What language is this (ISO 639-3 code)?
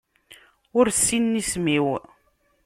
kab